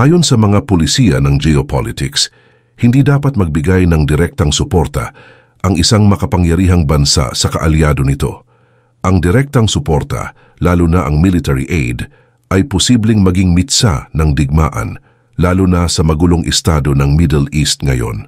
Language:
Filipino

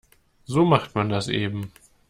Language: German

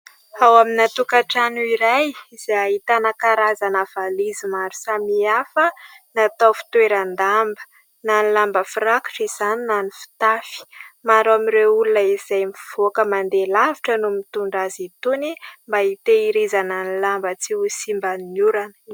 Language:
Malagasy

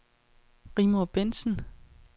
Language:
Danish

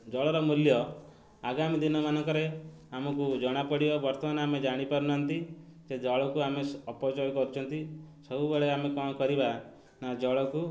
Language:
Odia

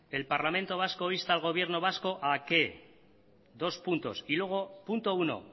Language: Spanish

